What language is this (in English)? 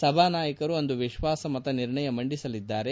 Kannada